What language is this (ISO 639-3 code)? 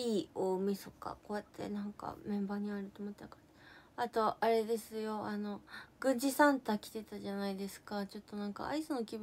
jpn